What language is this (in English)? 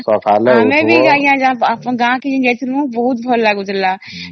Odia